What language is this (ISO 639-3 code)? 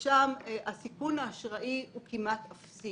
heb